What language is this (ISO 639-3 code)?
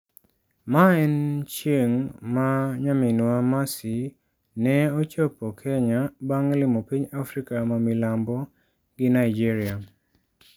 luo